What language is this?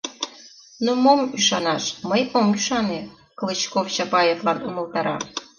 Mari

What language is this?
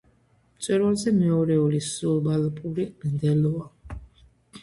Georgian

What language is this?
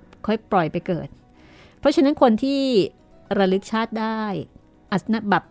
Thai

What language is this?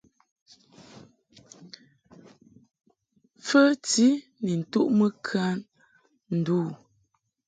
Mungaka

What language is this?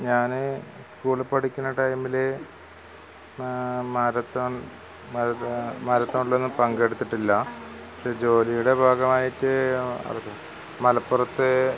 Malayalam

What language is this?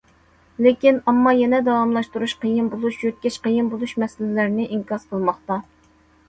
Uyghur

